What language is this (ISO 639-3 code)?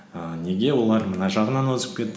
kaz